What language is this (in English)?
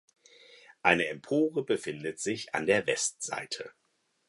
German